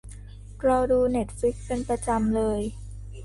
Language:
Thai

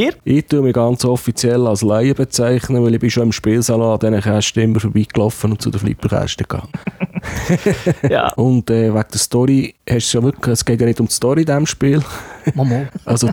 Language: German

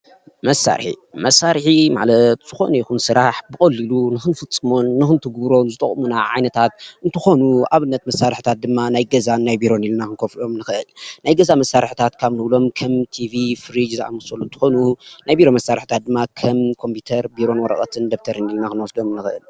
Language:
Tigrinya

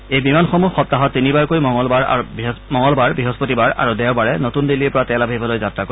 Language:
Assamese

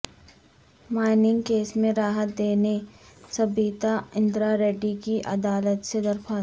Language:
Urdu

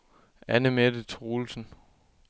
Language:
Danish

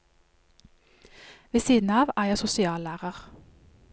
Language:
Norwegian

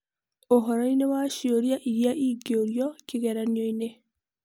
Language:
Kikuyu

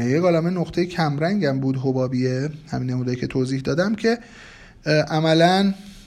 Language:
Persian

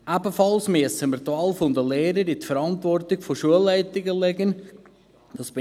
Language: Swiss German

